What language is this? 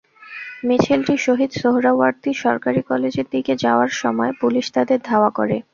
Bangla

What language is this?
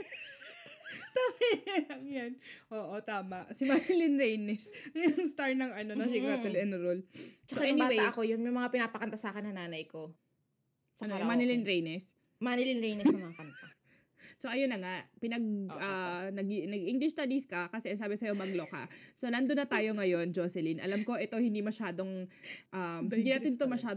Filipino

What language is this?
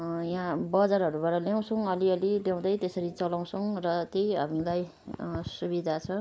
Nepali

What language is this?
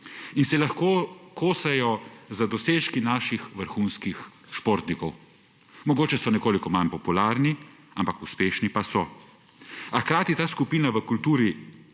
Slovenian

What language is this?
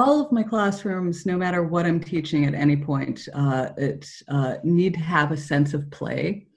English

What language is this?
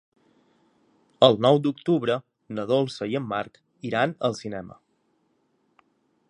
Catalan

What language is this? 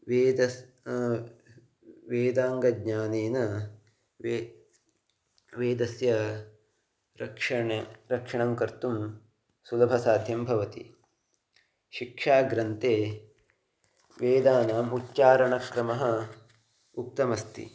Sanskrit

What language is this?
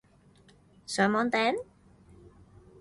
Cantonese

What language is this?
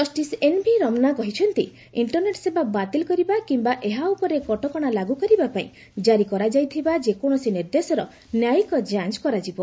Odia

